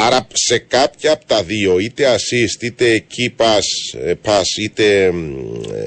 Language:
Greek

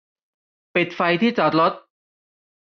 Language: Thai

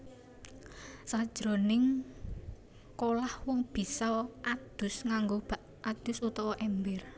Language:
Javanese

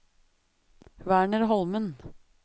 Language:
Norwegian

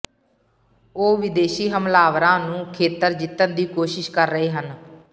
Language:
Punjabi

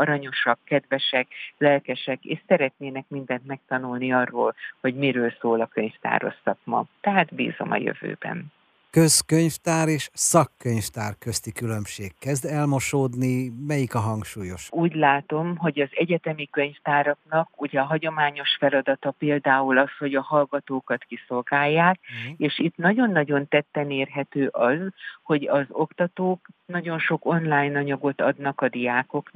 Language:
Hungarian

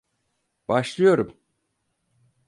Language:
Turkish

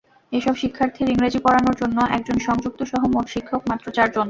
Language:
Bangla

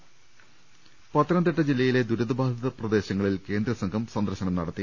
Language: Malayalam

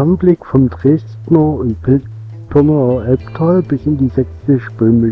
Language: German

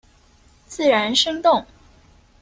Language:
Chinese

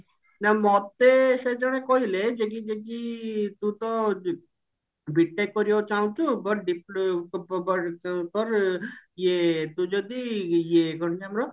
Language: Odia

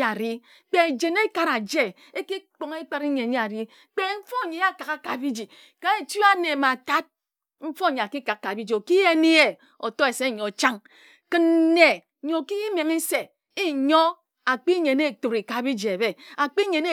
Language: Ejagham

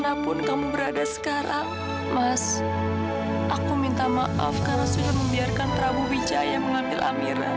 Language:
Indonesian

